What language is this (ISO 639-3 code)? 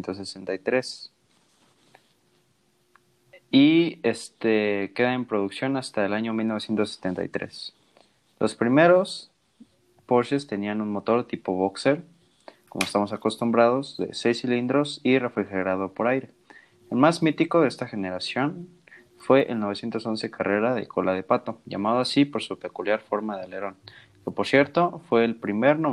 spa